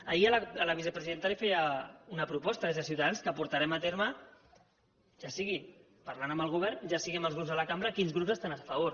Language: Catalan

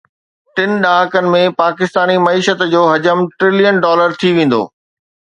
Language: Sindhi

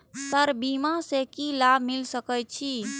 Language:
Maithili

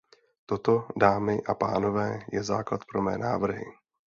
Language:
Czech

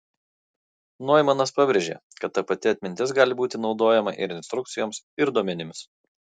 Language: Lithuanian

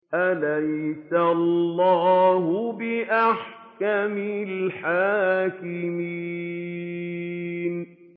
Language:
Arabic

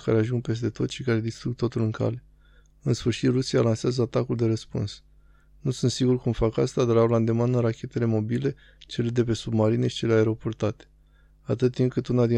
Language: Romanian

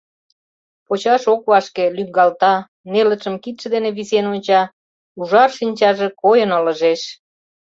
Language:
Mari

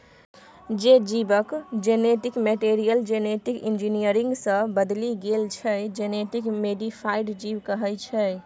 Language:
Maithili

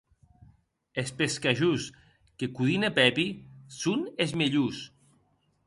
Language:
Occitan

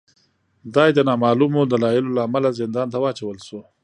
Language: Pashto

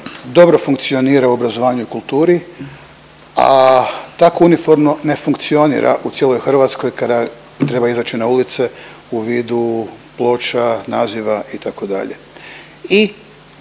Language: Croatian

